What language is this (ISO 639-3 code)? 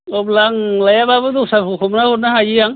brx